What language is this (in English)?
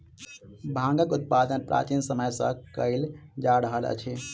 Maithili